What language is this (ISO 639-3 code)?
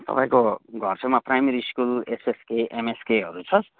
nep